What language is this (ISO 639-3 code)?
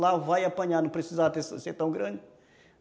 por